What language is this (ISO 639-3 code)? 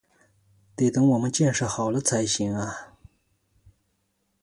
zho